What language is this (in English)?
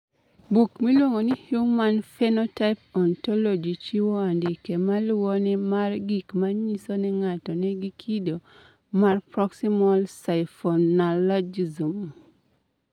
Luo (Kenya and Tanzania)